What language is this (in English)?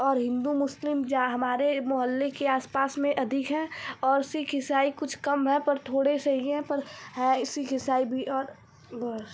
Hindi